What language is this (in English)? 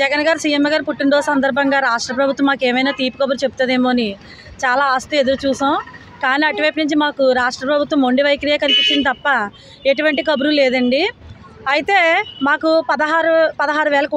Telugu